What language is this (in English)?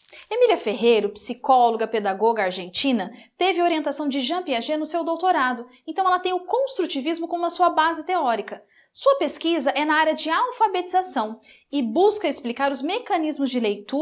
Portuguese